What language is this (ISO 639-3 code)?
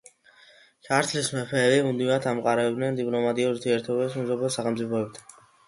kat